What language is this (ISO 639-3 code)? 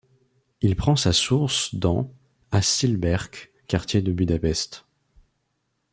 fra